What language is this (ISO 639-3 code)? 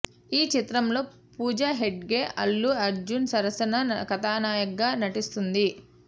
tel